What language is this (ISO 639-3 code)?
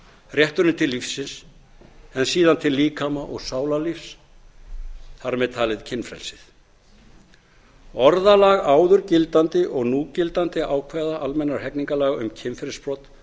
isl